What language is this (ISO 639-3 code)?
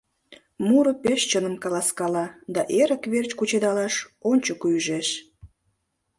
chm